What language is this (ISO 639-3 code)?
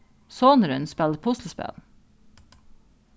fao